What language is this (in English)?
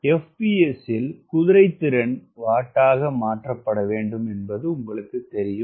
Tamil